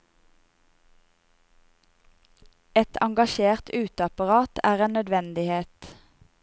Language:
Norwegian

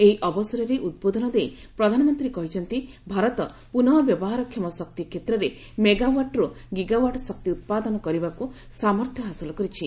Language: Odia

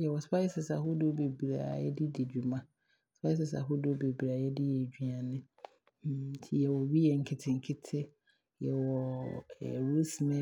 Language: Abron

